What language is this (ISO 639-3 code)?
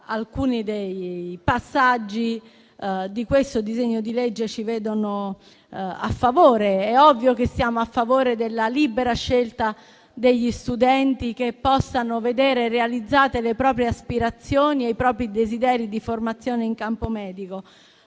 ita